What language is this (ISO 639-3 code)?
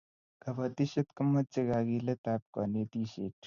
kln